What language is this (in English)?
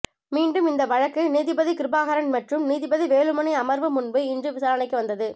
Tamil